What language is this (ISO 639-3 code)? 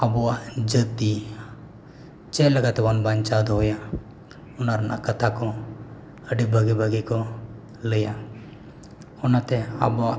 sat